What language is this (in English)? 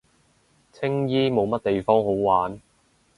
Cantonese